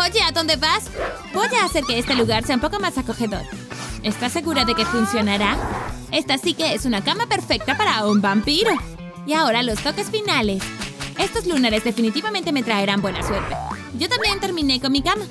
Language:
Spanish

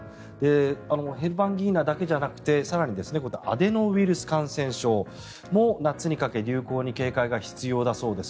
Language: Japanese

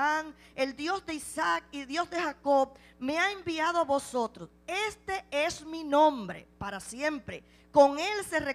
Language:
Spanish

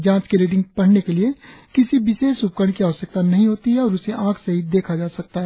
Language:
Hindi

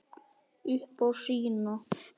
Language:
Icelandic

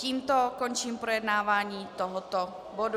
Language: Czech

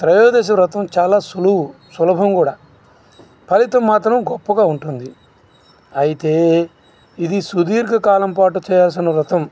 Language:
Telugu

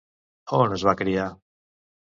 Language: Catalan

